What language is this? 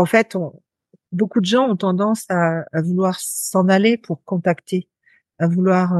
French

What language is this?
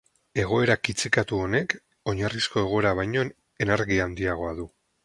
Basque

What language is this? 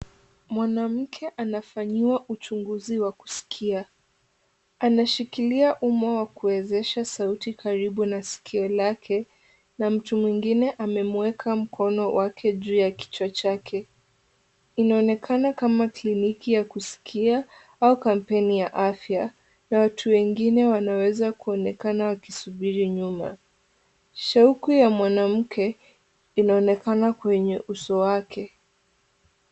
Swahili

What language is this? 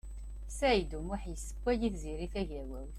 Kabyle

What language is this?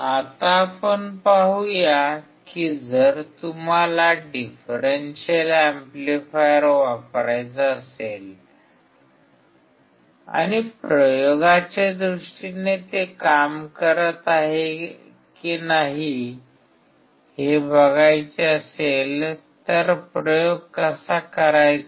Marathi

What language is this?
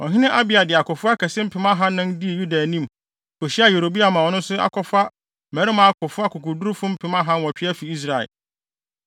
Akan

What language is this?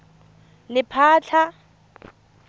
Tswana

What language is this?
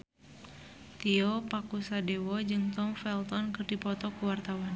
Sundanese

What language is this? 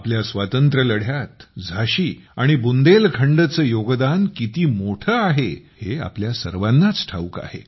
Marathi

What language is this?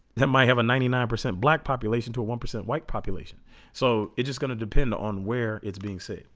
English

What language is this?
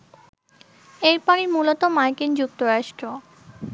Bangla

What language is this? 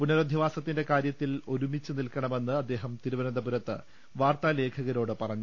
Malayalam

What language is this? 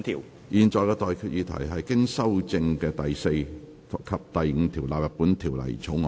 Cantonese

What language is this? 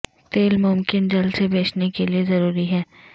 Urdu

